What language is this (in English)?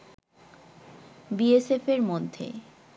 Bangla